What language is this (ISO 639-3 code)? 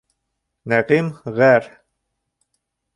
bak